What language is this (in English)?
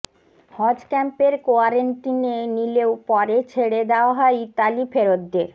Bangla